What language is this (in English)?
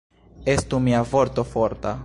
Esperanto